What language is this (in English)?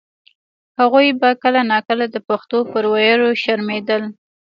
Pashto